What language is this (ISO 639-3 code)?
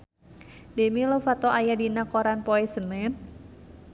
sun